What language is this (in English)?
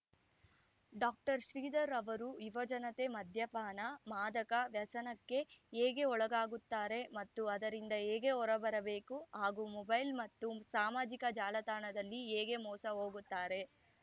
Kannada